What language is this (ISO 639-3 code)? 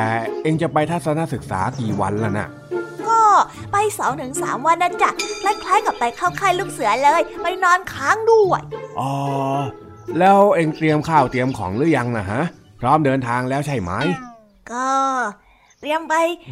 tha